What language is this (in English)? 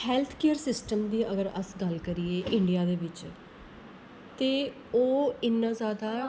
Dogri